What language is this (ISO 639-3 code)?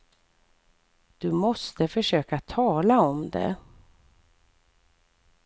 swe